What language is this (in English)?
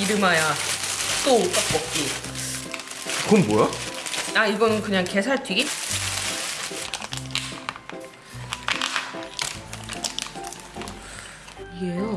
Korean